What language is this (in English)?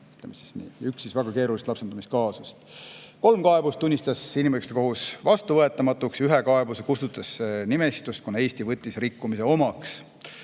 Estonian